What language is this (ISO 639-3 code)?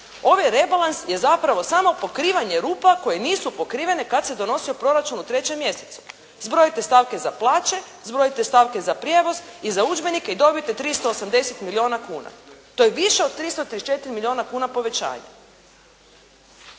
hrv